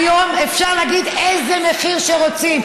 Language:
Hebrew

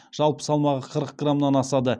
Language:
Kazakh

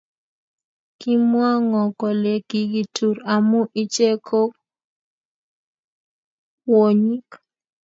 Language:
Kalenjin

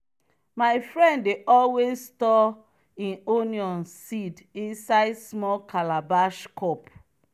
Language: Nigerian Pidgin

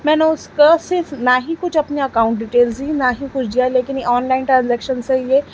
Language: Urdu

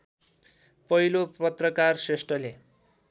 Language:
Nepali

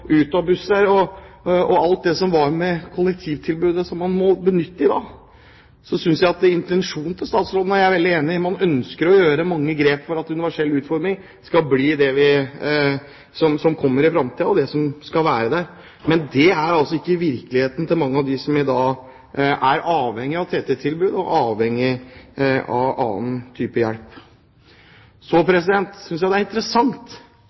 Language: Norwegian Bokmål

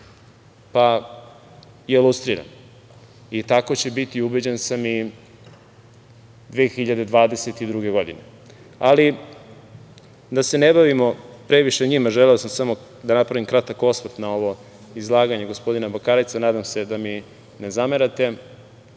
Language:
Serbian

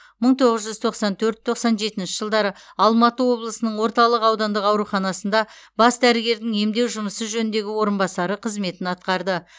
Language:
Kazakh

